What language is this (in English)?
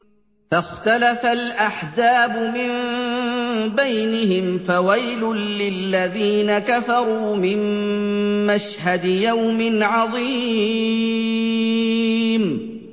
Arabic